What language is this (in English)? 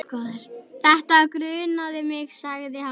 Icelandic